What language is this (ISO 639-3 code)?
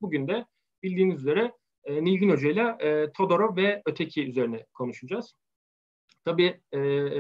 tur